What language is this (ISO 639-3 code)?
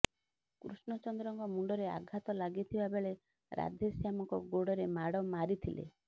ori